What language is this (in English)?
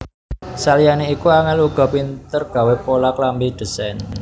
Javanese